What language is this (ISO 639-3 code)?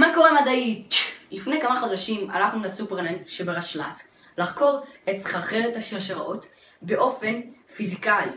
heb